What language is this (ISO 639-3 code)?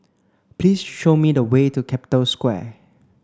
eng